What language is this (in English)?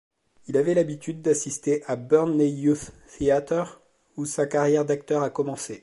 French